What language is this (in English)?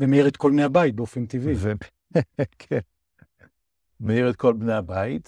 Hebrew